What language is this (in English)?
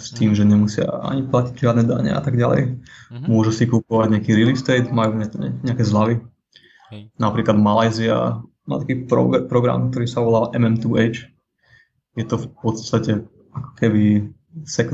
Slovak